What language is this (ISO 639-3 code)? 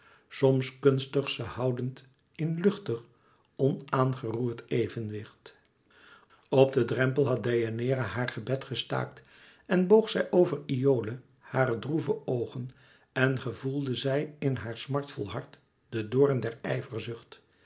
nld